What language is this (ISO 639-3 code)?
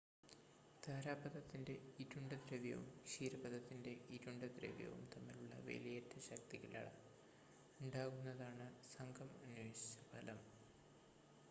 mal